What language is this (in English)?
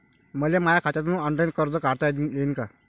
Marathi